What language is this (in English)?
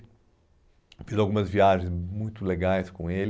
Portuguese